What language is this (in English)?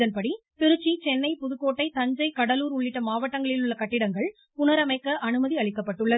Tamil